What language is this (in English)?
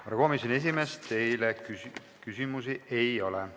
Estonian